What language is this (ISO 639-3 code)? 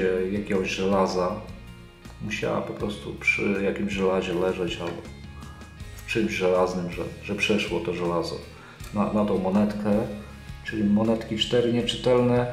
pol